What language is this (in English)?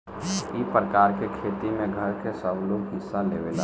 Bhojpuri